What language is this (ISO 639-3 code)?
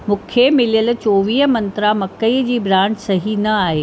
snd